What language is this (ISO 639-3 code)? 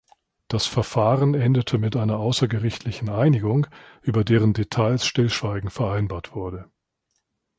deu